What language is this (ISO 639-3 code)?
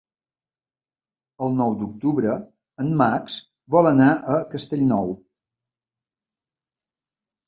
cat